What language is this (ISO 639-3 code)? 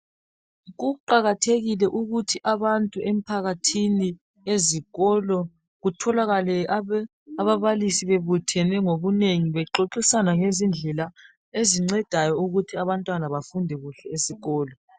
nde